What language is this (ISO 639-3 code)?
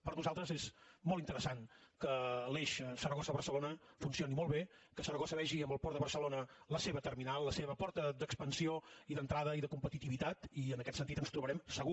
cat